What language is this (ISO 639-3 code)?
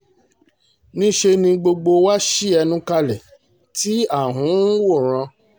yor